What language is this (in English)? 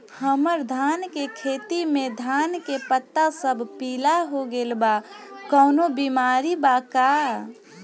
Bhojpuri